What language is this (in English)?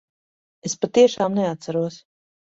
Latvian